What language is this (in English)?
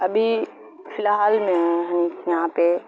Urdu